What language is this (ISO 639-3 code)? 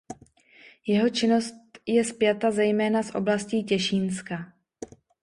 ces